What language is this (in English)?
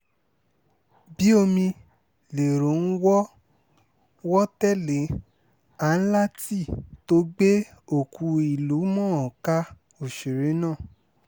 Yoruba